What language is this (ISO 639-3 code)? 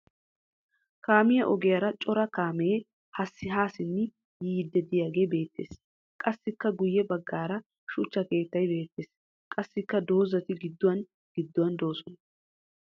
wal